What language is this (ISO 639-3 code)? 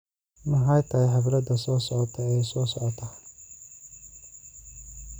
som